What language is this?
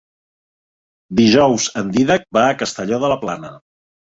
Catalan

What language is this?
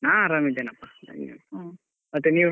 Kannada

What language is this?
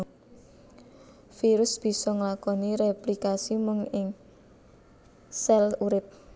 Javanese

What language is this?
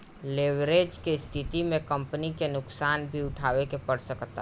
Bhojpuri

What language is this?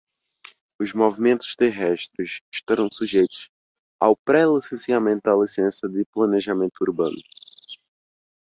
Portuguese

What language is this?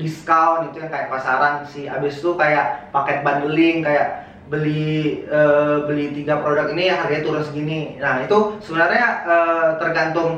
Indonesian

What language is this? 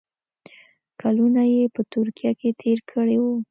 Pashto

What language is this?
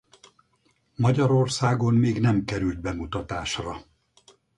Hungarian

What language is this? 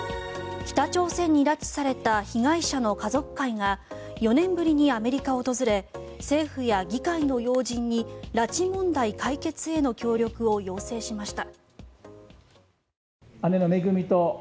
Japanese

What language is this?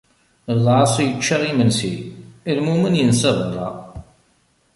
Kabyle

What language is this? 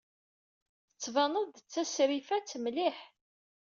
Kabyle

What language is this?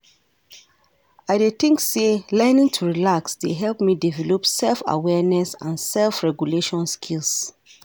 Nigerian Pidgin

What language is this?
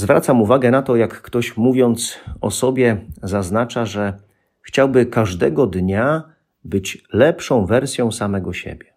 Polish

